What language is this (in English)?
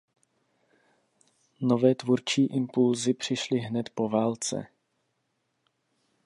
Czech